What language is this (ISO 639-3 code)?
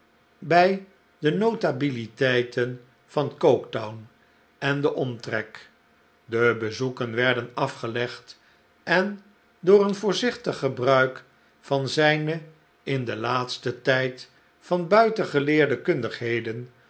nld